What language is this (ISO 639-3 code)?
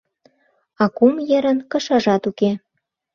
chm